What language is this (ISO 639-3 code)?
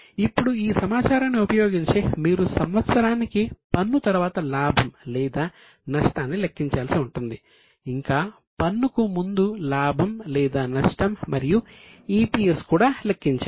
tel